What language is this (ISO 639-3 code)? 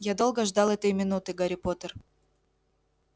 rus